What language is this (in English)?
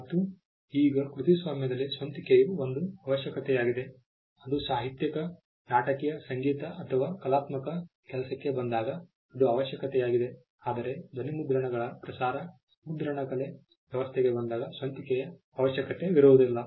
Kannada